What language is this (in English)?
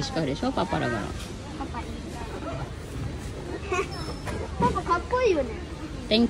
Japanese